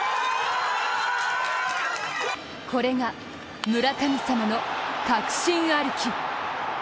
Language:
Japanese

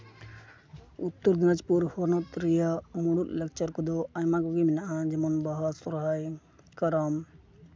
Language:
Santali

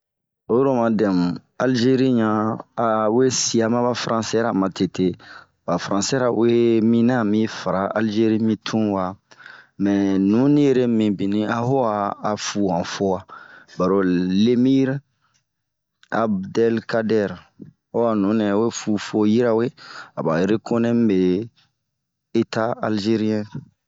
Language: Bomu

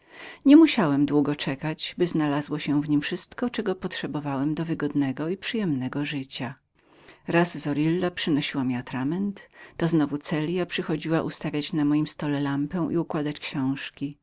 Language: Polish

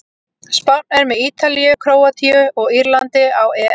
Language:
Icelandic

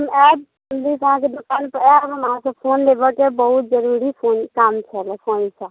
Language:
Maithili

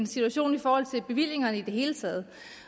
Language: Danish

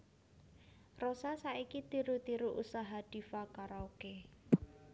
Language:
Javanese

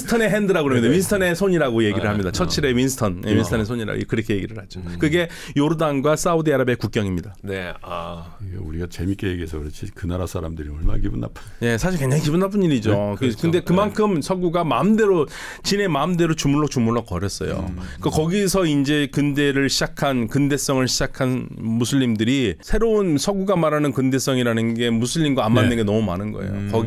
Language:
Korean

